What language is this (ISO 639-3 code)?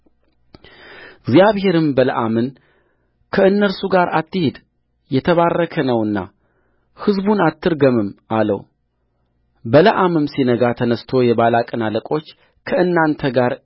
amh